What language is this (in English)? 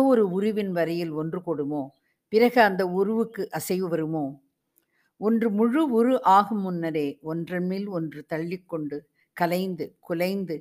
Tamil